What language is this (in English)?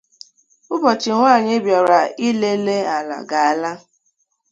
Igbo